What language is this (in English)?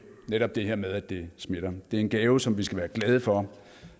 Danish